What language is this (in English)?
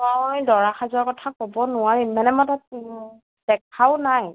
Assamese